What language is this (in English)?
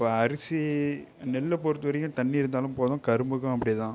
Tamil